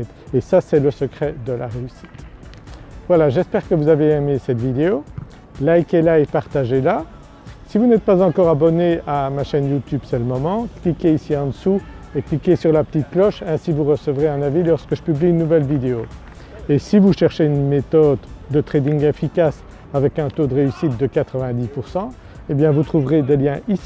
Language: French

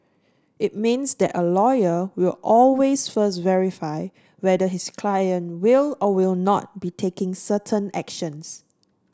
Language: English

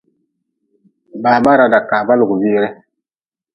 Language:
Nawdm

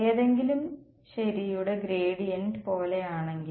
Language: Malayalam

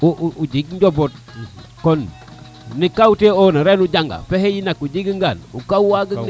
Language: Serer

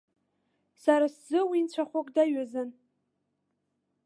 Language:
Abkhazian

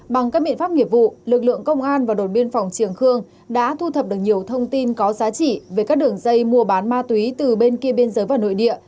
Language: Vietnamese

